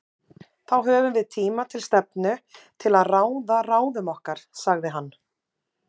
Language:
Icelandic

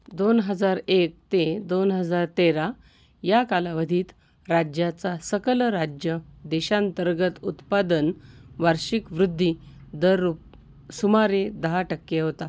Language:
Marathi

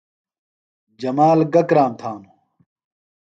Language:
Phalura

